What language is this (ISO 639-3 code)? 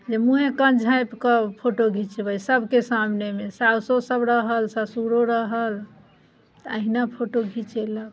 mai